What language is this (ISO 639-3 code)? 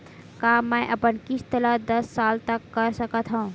hne